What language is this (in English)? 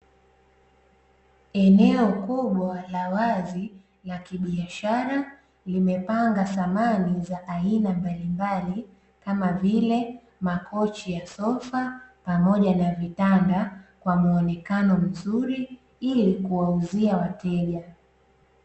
Swahili